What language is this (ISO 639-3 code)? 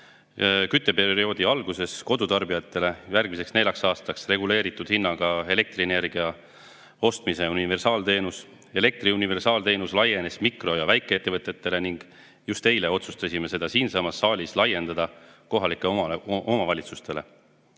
est